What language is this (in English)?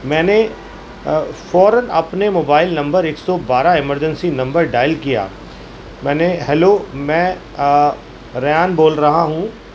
Urdu